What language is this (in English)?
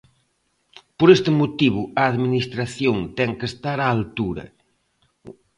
Galician